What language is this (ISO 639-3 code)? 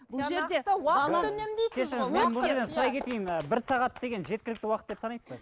kaz